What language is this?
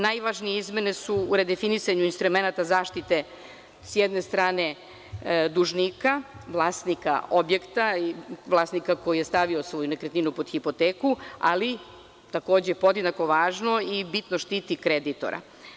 Serbian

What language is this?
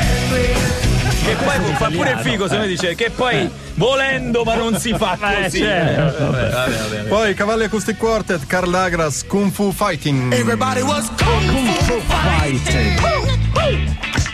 Italian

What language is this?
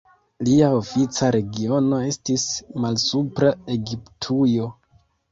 Esperanto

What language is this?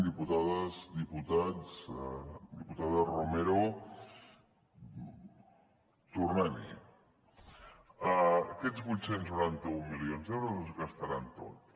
Catalan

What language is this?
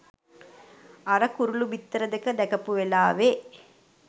Sinhala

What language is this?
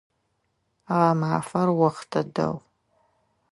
Adyghe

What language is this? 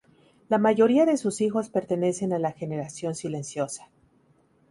Spanish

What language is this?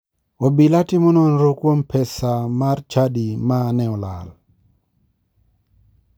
Luo (Kenya and Tanzania)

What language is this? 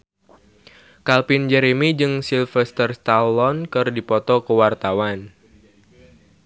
Sundanese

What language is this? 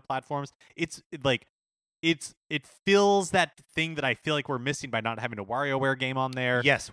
English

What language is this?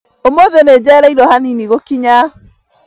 Kikuyu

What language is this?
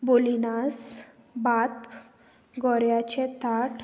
Konkani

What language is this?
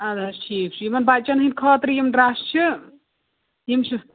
Kashmiri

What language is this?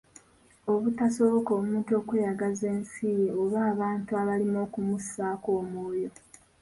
Ganda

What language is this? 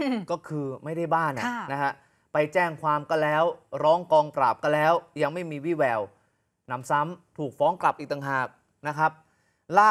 Thai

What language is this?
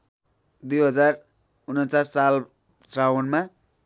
Nepali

